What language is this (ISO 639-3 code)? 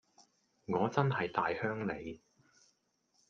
yue